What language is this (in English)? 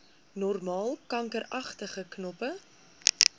Afrikaans